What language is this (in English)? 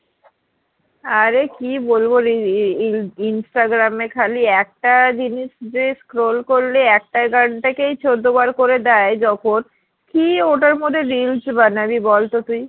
Bangla